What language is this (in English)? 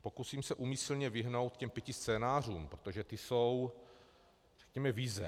Czech